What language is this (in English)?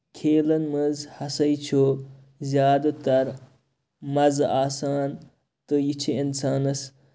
Kashmiri